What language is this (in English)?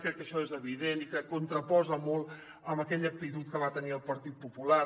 Catalan